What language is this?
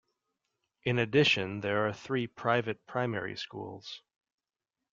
English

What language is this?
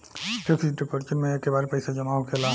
Bhojpuri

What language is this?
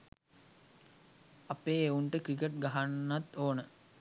Sinhala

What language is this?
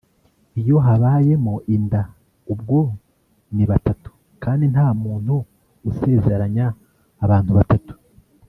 Kinyarwanda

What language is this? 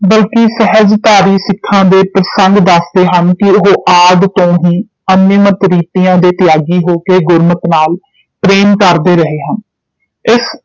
Punjabi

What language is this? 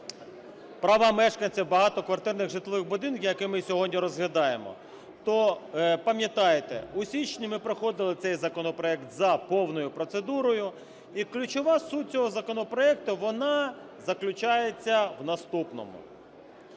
Ukrainian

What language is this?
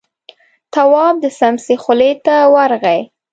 Pashto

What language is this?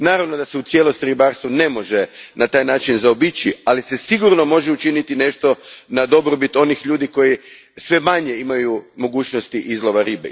Croatian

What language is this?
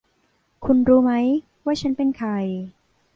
Thai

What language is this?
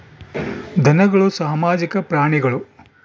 Kannada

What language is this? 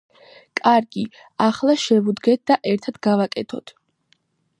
Georgian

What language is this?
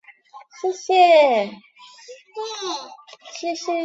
Chinese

